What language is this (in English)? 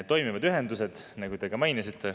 Estonian